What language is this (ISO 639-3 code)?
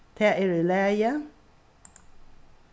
fao